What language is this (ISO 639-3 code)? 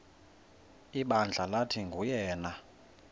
xho